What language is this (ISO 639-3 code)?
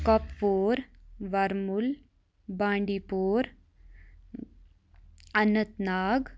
kas